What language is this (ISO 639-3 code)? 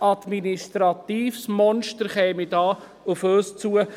gsw